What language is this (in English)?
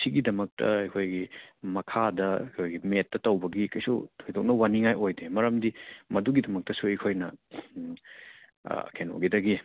Manipuri